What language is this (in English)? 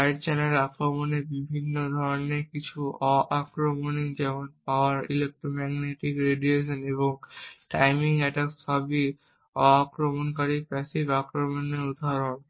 Bangla